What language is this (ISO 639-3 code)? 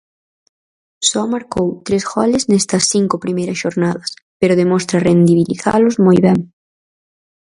glg